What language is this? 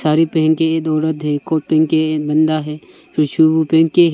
Hindi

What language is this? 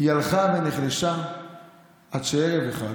Hebrew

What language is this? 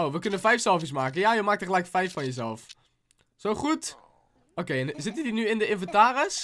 Dutch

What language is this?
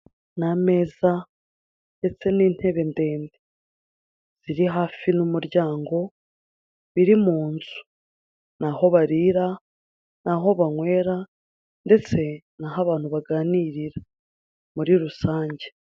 Kinyarwanda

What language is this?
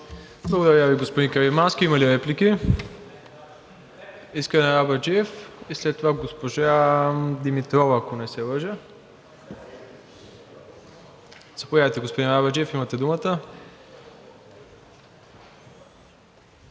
Bulgarian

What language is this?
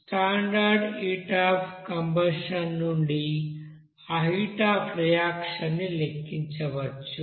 Telugu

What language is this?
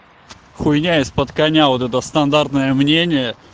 Russian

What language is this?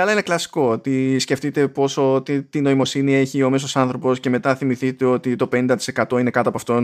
Greek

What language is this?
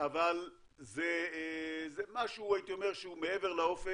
Hebrew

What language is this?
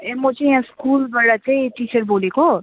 Nepali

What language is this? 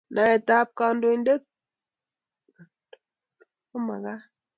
Kalenjin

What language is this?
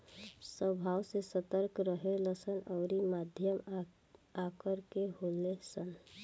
Bhojpuri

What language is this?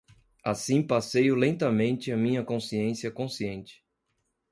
Portuguese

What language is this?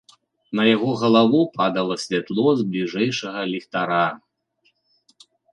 Belarusian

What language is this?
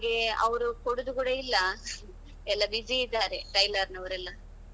Kannada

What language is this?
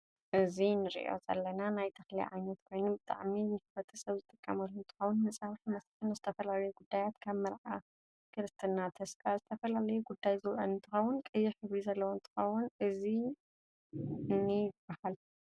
Tigrinya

